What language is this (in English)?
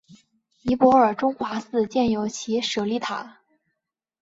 Chinese